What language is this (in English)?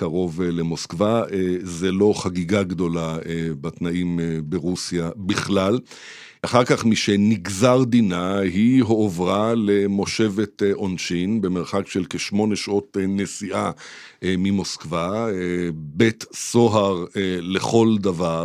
Hebrew